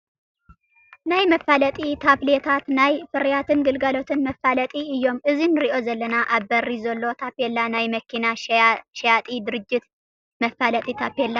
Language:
Tigrinya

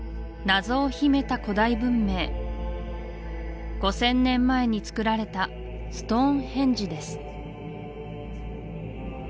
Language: Japanese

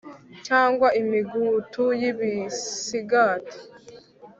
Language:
Kinyarwanda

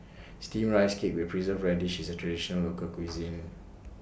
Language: English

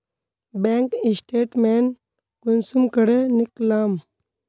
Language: Magahi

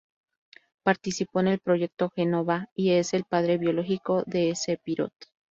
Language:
Spanish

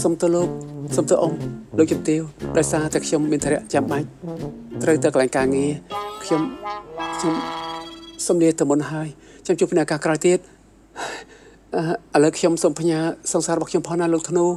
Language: Thai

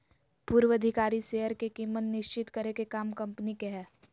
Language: Magahi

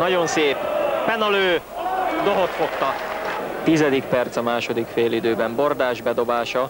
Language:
Hungarian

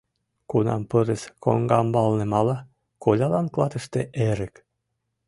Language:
Mari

